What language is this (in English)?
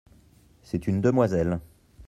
French